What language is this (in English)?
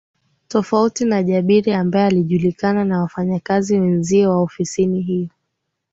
Swahili